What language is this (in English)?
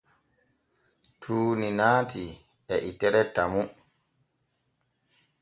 Borgu Fulfulde